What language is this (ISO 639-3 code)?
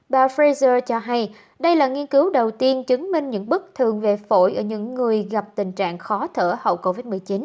vie